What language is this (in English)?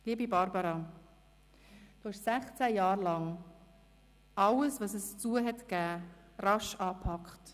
Swiss German